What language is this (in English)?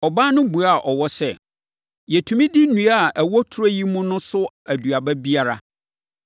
Akan